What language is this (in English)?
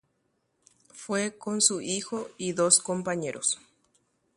Guarani